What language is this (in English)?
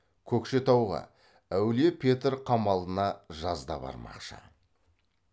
Kazakh